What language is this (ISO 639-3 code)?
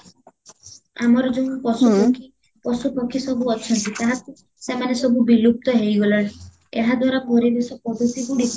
ori